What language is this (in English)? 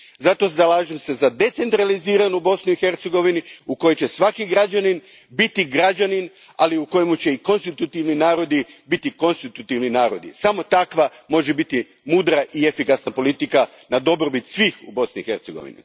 Croatian